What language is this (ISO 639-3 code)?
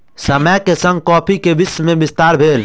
mai